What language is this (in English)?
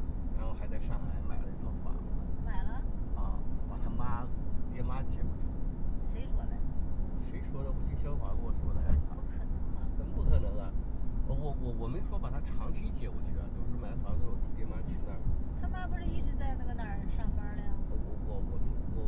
Chinese